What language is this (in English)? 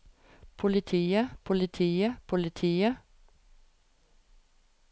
Norwegian